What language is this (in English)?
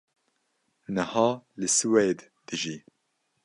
Kurdish